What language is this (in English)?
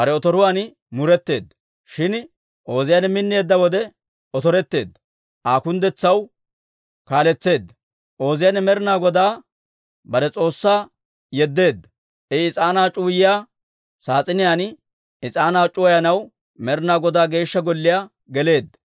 Dawro